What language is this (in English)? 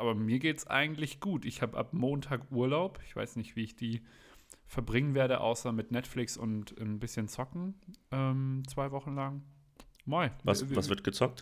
German